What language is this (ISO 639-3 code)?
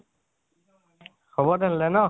asm